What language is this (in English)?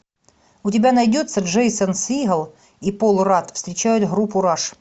Russian